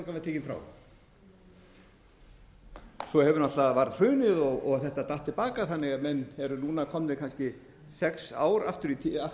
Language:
Icelandic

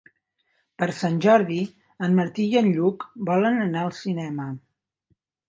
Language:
Catalan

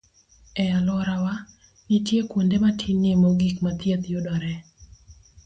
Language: Luo (Kenya and Tanzania)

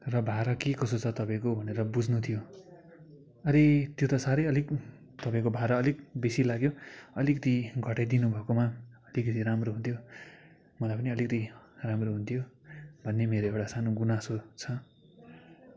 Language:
Nepali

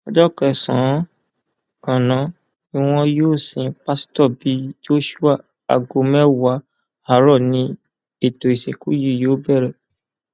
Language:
Yoruba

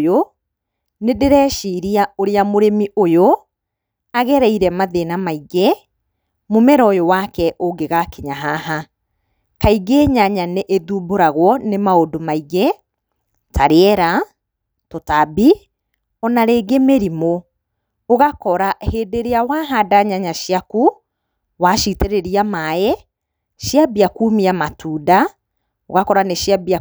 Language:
Kikuyu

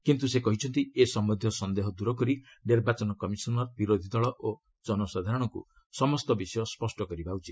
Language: Odia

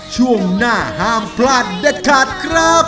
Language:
Thai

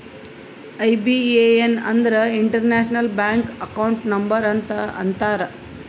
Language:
Kannada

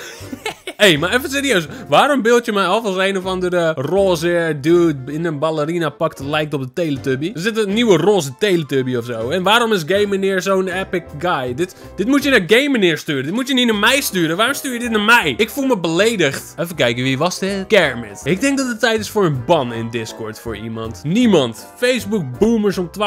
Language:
Dutch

